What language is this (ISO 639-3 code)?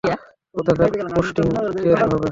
ben